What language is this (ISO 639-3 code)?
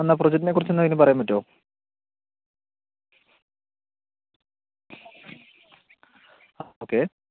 mal